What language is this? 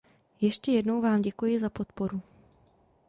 Czech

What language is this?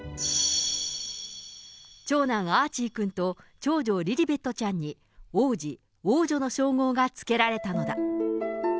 Japanese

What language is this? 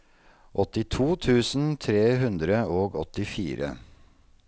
Norwegian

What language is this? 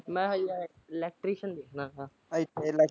Punjabi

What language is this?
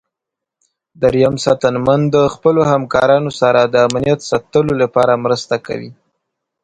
Pashto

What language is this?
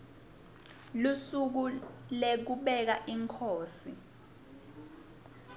Swati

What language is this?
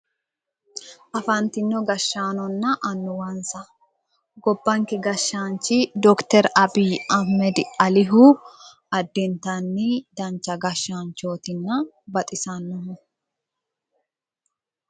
Sidamo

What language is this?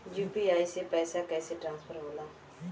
Bhojpuri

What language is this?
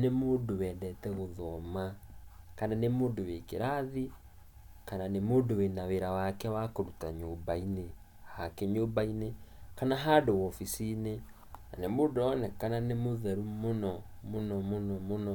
Kikuyu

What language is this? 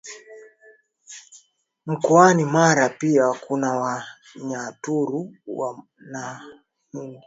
Swahili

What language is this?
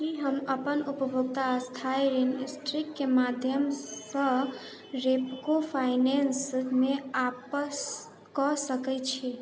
Maithili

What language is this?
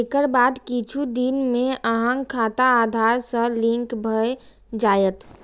Maithili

